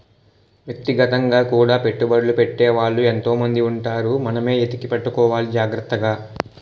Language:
Telugu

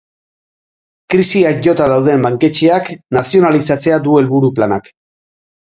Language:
Basque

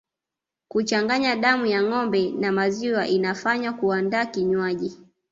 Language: Swahili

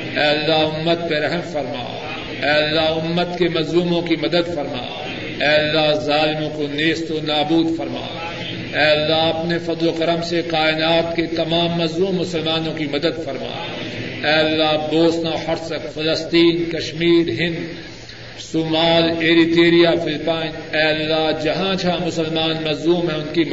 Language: Urdu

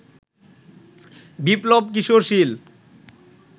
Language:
Bangla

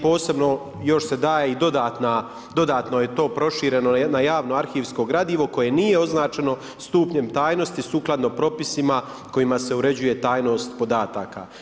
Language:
Croatian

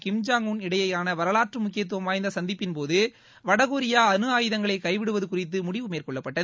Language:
Tamil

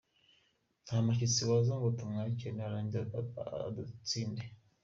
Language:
Kinyarwanda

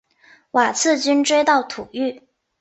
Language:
Chinese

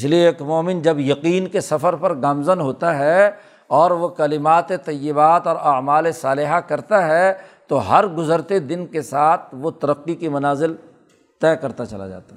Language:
Urdu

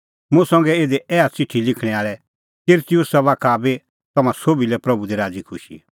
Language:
Kullu Pahari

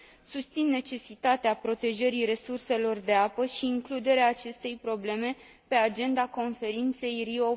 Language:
Romanian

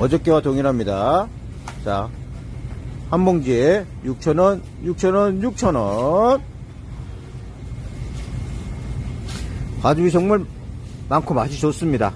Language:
Korean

